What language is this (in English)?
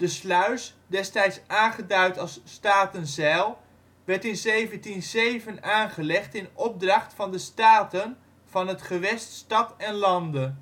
Dutch